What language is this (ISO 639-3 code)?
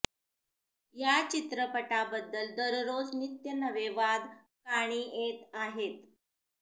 mar